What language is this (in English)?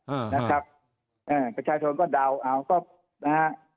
Thai